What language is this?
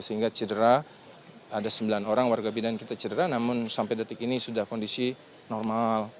Indonesian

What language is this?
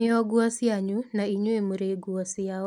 Kikuyu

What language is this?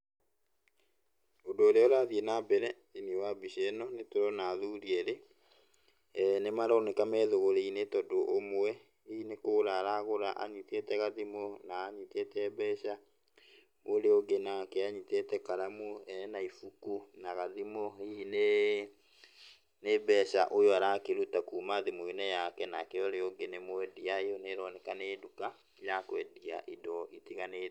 Kikuyu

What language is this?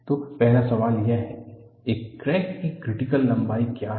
Hindi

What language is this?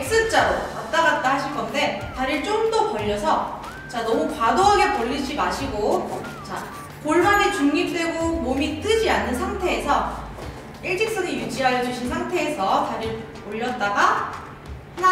Korean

